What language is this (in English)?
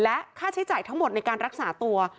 Thai